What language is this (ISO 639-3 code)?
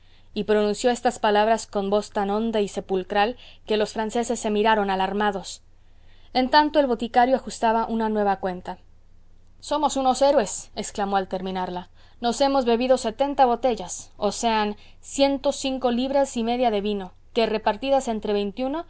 spa